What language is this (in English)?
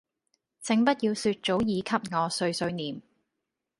Cantonese